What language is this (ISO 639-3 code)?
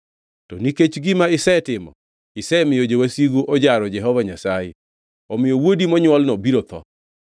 luo